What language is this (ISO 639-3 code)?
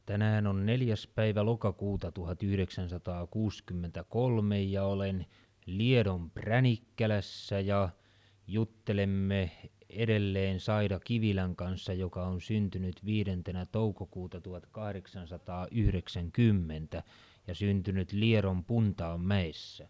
fin